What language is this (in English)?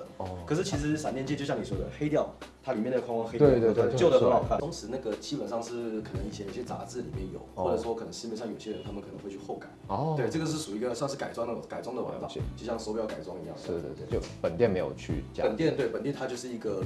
Chinese